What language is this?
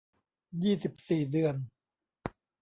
Thai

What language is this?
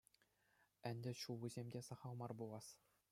Chuvash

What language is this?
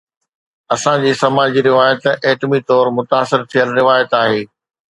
Sindhi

